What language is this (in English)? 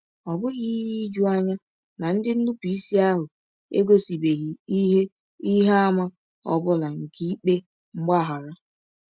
Igbo